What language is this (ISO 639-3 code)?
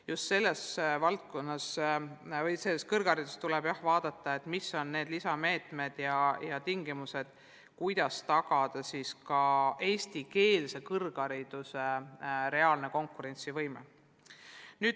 est